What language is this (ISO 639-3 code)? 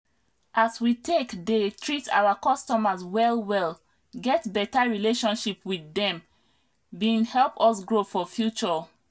pcm